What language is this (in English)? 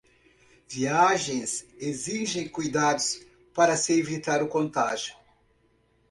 Portuguese